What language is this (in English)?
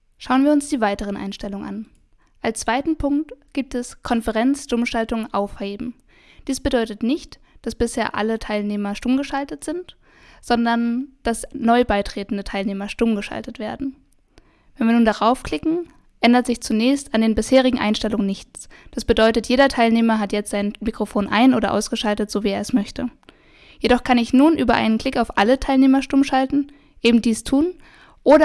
German